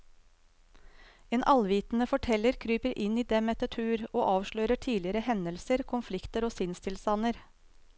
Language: Norwegian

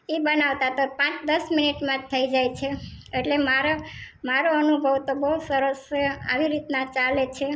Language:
Gujarati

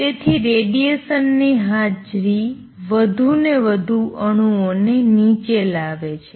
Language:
Gujarati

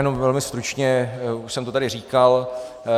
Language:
Czech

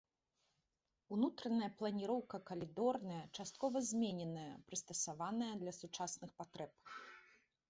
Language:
Belarusian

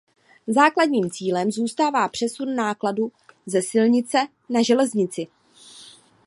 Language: Czech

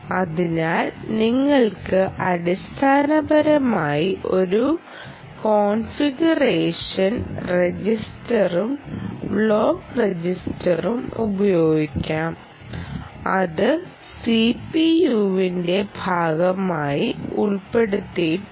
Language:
Malayalam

